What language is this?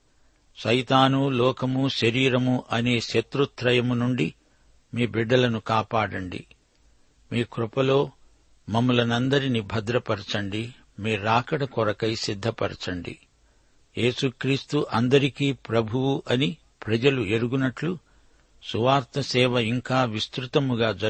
Telugu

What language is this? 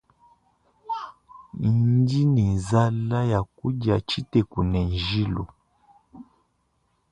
Luba-Lulua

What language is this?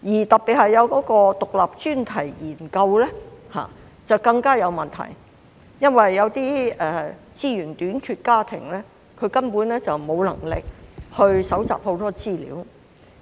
Cantonese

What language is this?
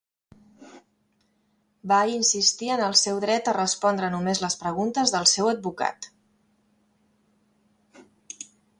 Catalan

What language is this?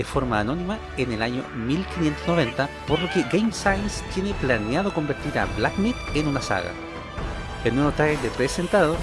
Spanish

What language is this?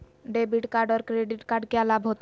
Magahi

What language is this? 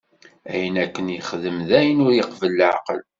Kabyle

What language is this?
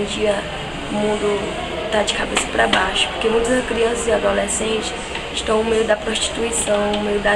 Portuguese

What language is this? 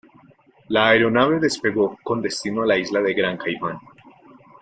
Spanish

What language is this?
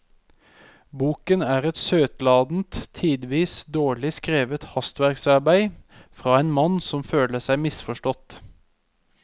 Norwegian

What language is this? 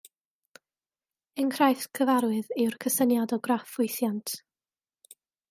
Welsh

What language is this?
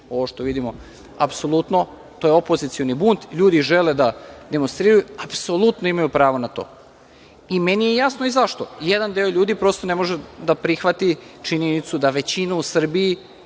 Serbian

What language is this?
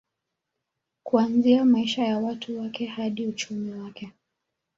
Swahili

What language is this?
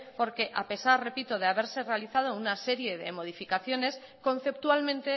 Spanish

